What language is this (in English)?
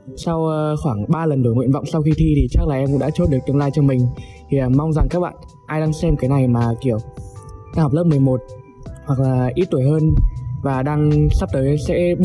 Vietnamese